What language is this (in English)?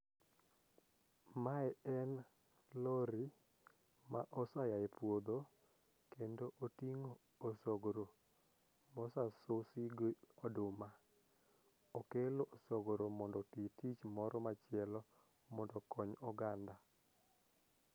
Luo (Kenya and Tanzania)